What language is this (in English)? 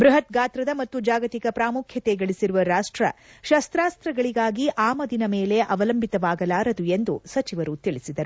Kannada